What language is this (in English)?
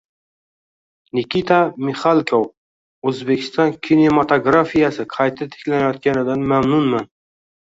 Uzbek